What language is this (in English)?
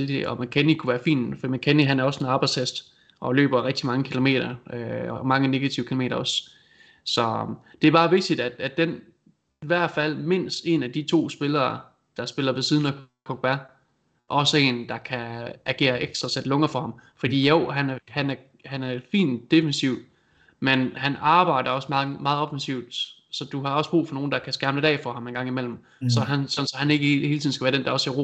Danish